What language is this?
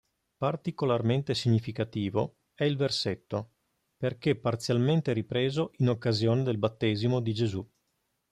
Italian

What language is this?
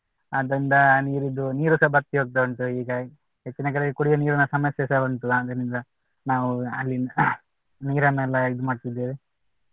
Kannada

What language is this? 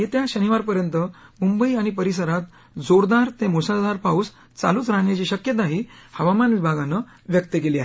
Marathi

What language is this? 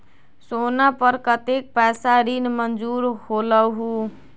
Magahi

